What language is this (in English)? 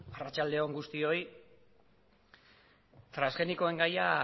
Basque